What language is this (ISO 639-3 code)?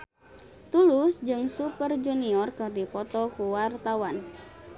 sun